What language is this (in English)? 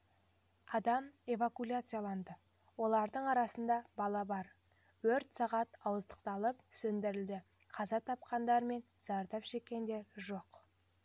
Kazakh